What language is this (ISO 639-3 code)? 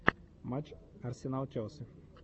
rus